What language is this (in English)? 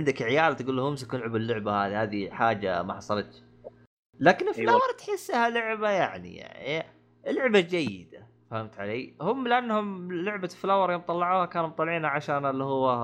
Arabic